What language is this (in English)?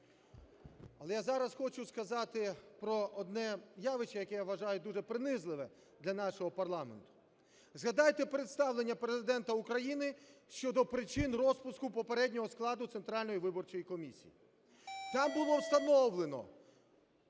Ukrainian